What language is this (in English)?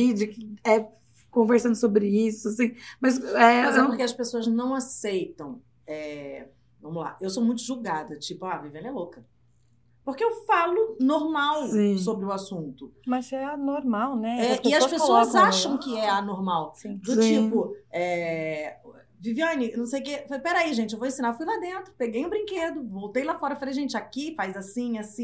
Portuguese